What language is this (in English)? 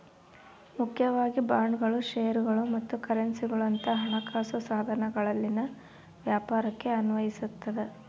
Kannada